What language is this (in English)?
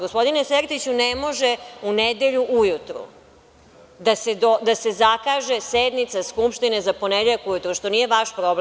Serbian